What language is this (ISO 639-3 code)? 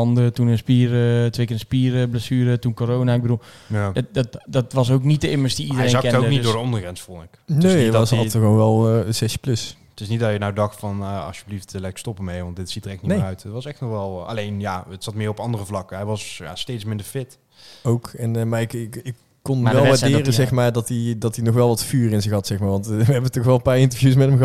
nld